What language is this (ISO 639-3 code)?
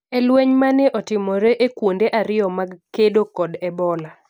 luo